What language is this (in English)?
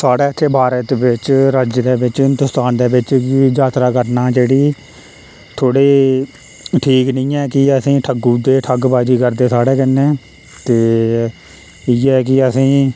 Dogri